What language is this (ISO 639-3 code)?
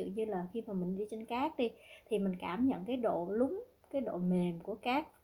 vie